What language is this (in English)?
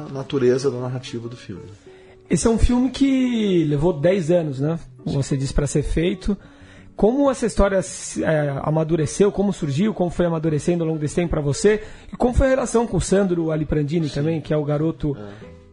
Portuguese